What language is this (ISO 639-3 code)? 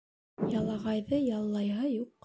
bak